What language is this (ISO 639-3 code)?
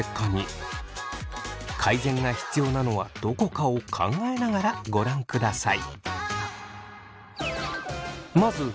jpn